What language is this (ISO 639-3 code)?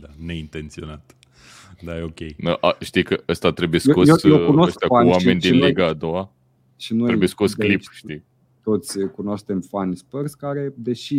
ron